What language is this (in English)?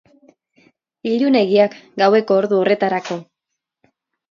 Basque